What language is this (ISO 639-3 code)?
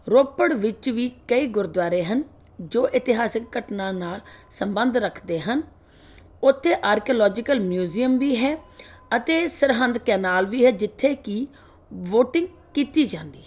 pan